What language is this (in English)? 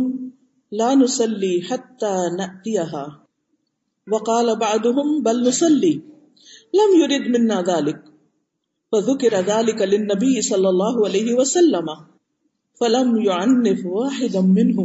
Urdu